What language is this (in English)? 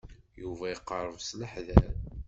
Kabyle